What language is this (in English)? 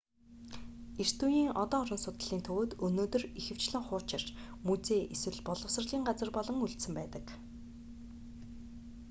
Mongolian